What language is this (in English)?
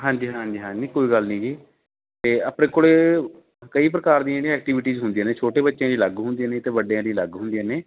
Punjabi